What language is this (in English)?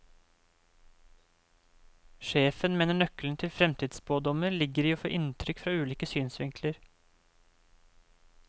Norwegian